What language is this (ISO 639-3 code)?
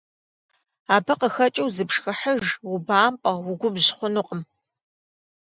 kbd